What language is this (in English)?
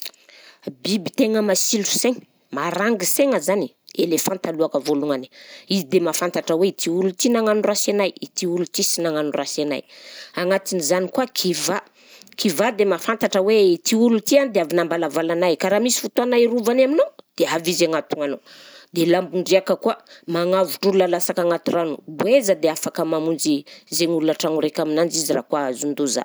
Southern Betsimisaraka Malagasy